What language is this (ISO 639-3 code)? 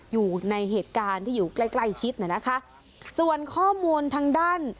tha